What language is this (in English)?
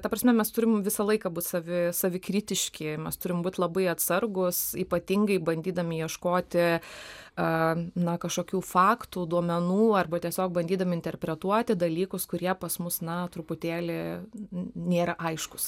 Lithuanian